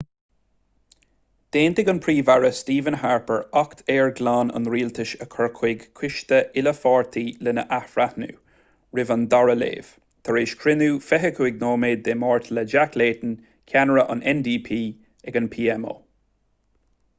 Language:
Irish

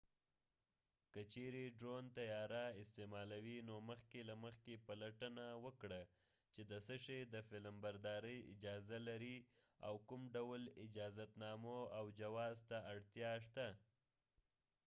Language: Pashto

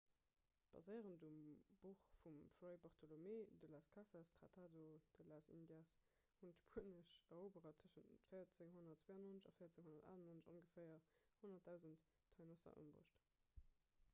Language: Luxembourgish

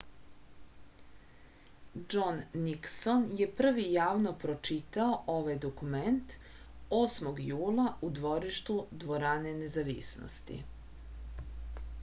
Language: Serbian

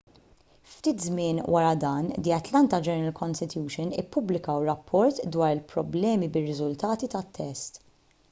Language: Maltese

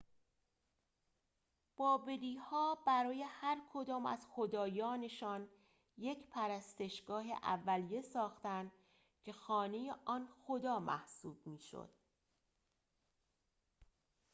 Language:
Persian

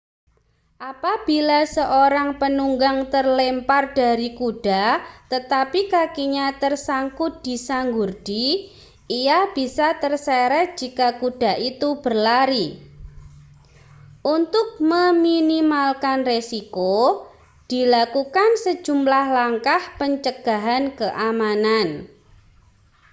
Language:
Indonesian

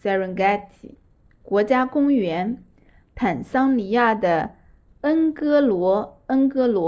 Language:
Chinese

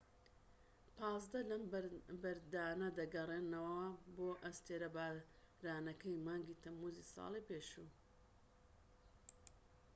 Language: Central Kurdish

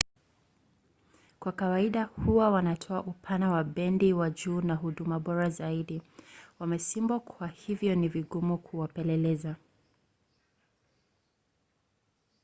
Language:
Swahili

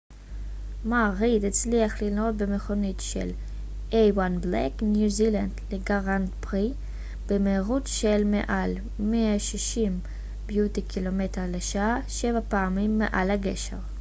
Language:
Hebrew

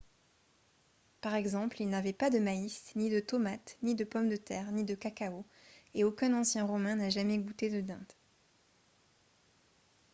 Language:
French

